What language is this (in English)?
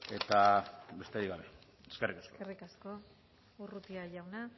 Basque